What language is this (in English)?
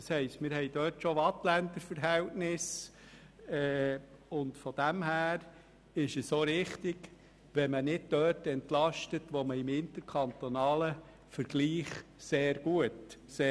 Swiss German